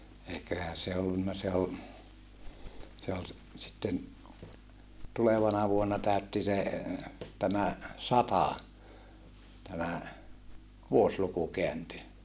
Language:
Finnish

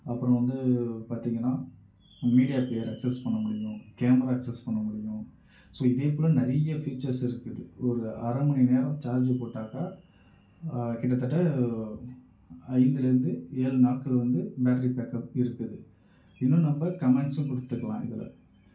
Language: Tamil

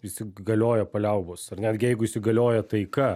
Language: Lithuanian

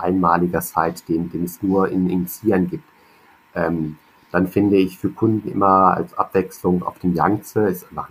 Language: German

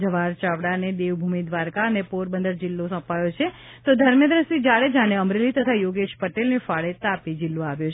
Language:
Gujarati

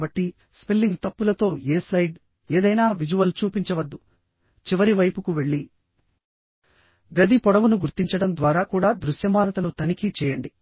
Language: Telugu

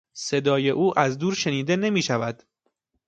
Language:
Persian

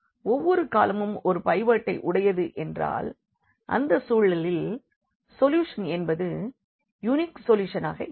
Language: Tamil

